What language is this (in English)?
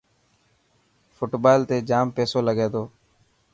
Dhatki